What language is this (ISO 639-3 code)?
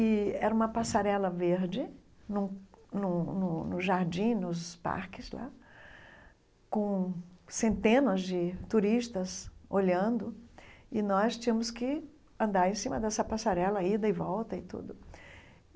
por